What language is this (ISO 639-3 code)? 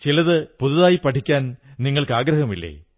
mal